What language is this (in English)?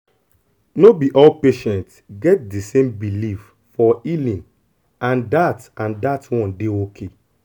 Nigerian Pidgin